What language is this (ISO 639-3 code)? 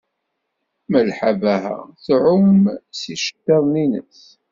kab